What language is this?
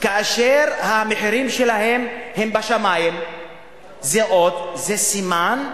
Hebrew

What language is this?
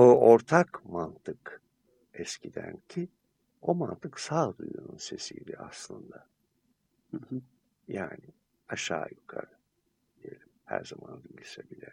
Turkish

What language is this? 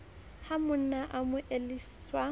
Southern Sotho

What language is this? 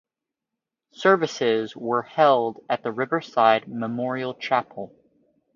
English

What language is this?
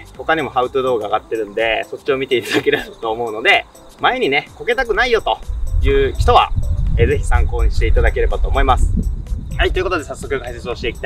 Japanese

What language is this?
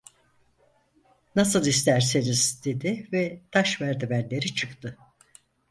Turkish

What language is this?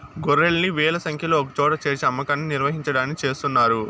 Telugu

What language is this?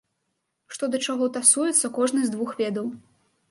Belarusian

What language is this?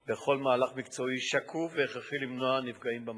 Hebrew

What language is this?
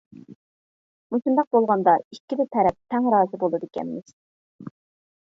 Uyghur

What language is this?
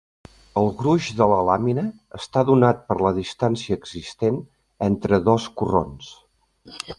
Catalan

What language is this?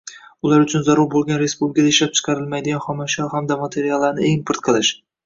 Uzbek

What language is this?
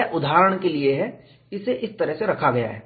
Hindi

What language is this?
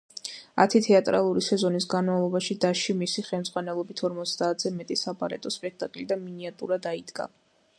Georgian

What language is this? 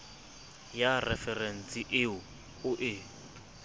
Southern Sotho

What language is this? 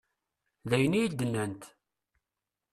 Kabyle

